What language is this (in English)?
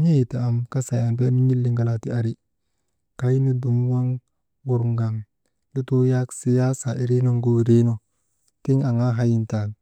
Maba